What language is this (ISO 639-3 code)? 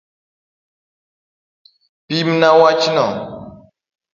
luo